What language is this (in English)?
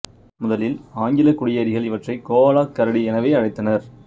Tamil